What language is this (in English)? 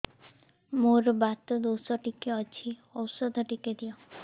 Odia